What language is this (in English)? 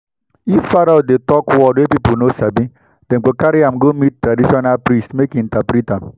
Nigerian Pidgin